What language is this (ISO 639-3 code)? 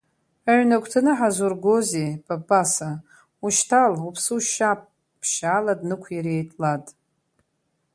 abk